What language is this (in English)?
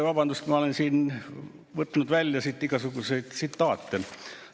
Estonian